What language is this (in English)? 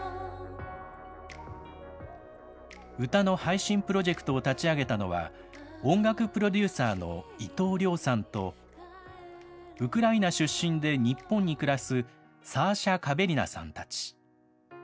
Japanese